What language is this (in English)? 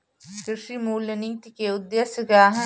Hindi